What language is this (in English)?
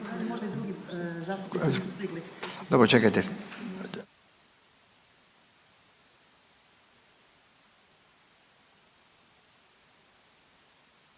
Croatian